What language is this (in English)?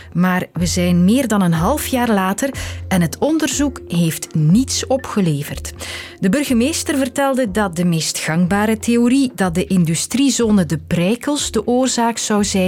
Dutch